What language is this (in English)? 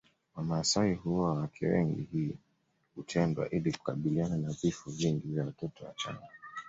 Swahili